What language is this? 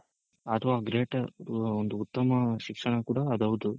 Kannada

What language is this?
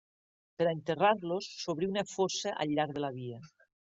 Catalan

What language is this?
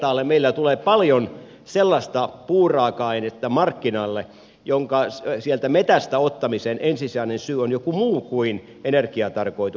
Finnish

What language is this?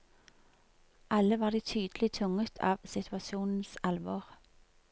Norwegian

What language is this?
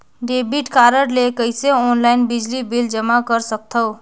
Chhattisgarhi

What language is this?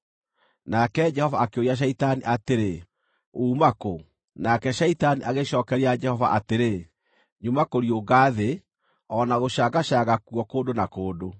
Kikuyu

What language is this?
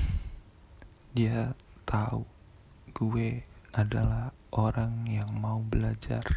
Indonesian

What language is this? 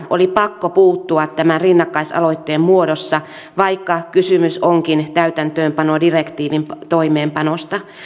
Finnish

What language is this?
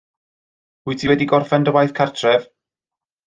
Welsh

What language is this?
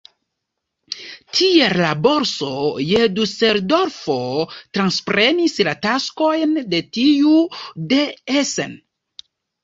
Esperanto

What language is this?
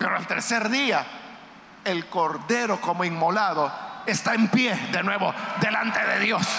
Spanish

